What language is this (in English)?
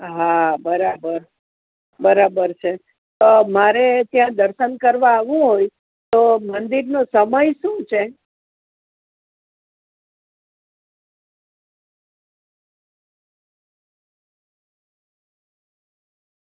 Gujarati